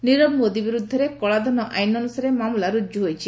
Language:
Odia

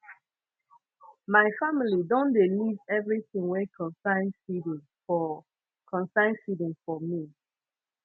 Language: Nigerian Pidgin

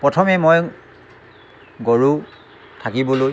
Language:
Assamese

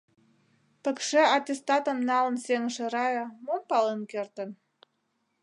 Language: Mari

